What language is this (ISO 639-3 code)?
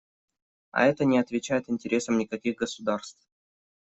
rus